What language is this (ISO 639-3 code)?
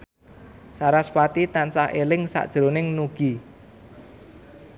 jav